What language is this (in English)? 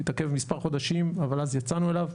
Hebrew